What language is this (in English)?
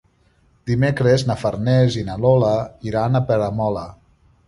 Catalan